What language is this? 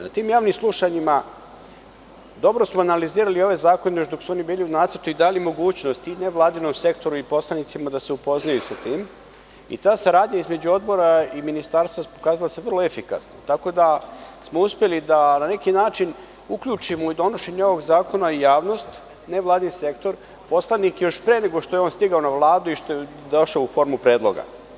Serbian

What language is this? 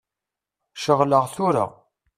Kabyle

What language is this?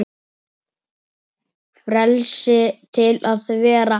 Icelandic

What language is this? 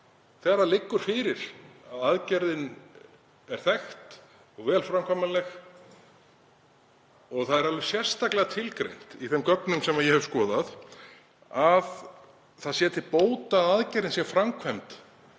Icelandic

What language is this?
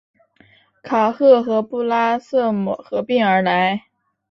Chinese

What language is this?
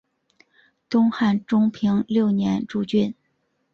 Chinese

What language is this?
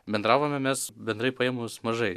Lithuanian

